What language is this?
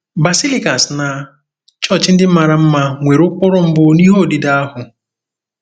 Igbo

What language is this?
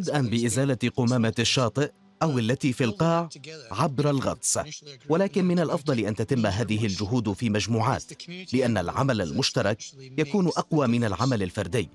Arabic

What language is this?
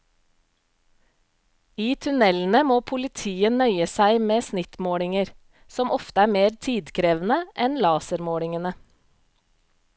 Norwegian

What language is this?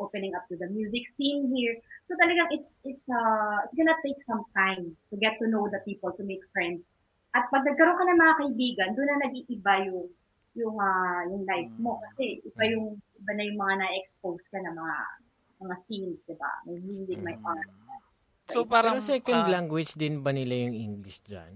Filipino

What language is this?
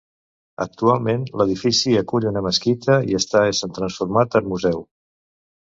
Catalan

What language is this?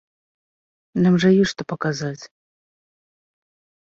Belarusian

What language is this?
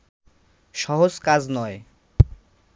Bangla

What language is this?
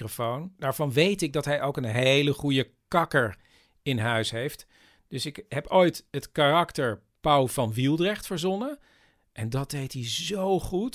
Dutch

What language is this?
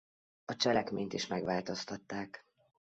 Hungarian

